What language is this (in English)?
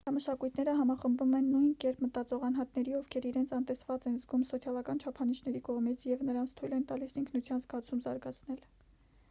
Armenian